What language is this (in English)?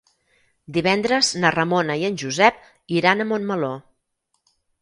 Catalan